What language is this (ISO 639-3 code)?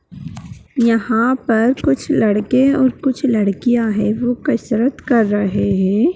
mag